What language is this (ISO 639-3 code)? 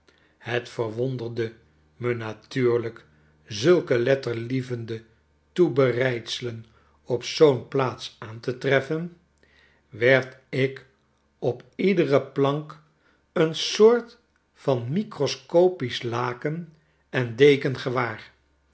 nld